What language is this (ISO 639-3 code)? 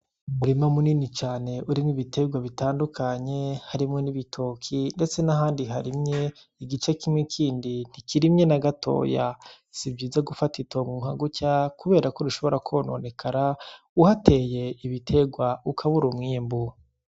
run